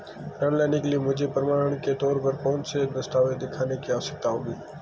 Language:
Hindi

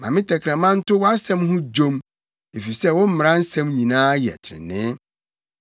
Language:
Akan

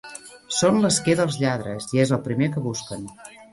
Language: Catalan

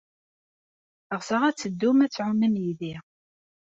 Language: Kabyle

